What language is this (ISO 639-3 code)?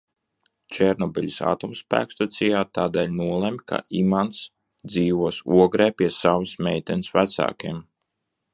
lav